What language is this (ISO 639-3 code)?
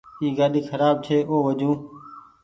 gig